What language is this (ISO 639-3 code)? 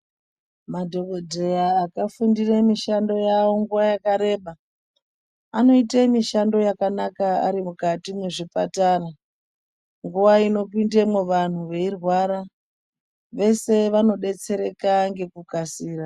ndc